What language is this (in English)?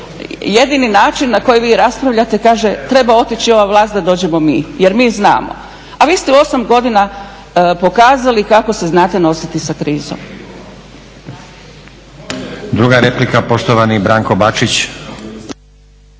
Croatian